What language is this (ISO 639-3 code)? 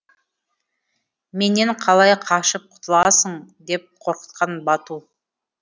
kaz